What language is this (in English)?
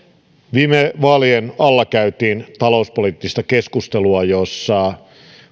Finnish